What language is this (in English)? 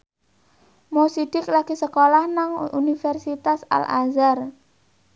Javanese